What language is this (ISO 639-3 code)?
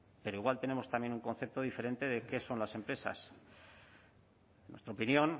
spa